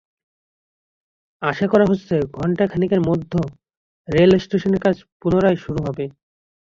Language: Bangla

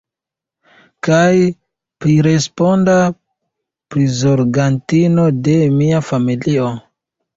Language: Esperanto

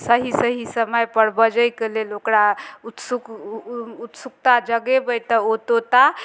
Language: Maithili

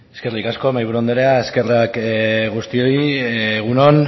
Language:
Basque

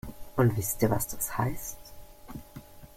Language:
German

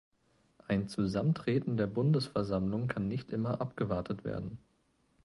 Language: German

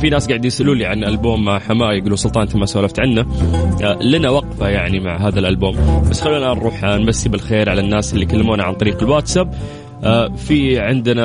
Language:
Arabic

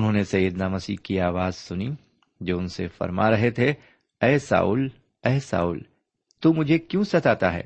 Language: Urdu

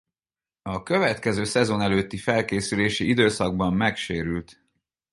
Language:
Hungarian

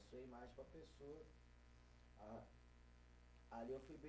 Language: Portuguese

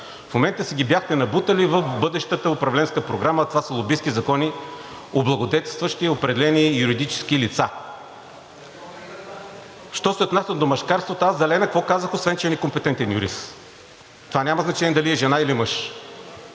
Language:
Bulgarian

